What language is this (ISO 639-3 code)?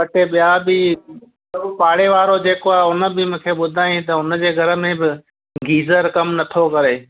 snd